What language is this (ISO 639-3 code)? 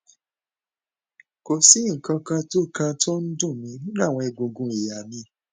yor